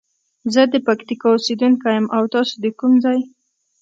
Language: Pashto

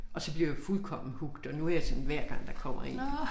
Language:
Danish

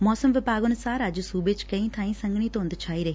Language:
Punjabi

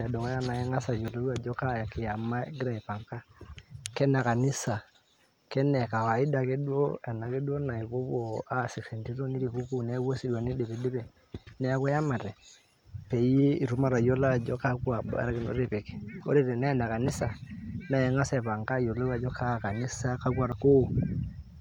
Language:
Masai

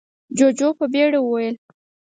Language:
Pashto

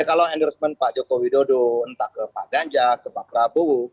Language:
Indonesian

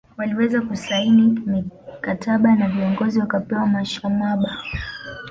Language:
Swahili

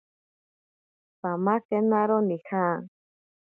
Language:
Ashéninka Perené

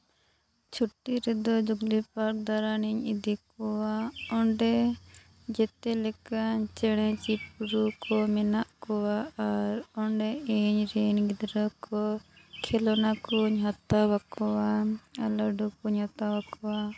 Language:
Santali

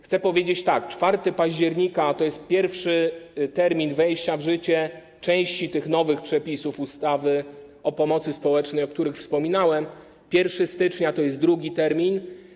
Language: Polish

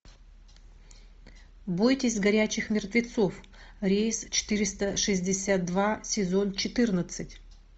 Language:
Russian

